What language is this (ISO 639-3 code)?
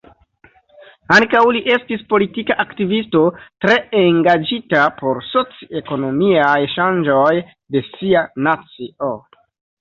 epo